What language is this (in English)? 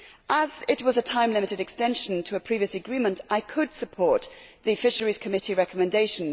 English